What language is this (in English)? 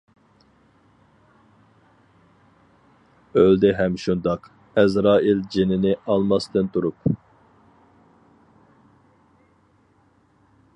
Uyghur